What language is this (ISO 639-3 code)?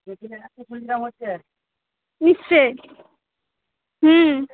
ben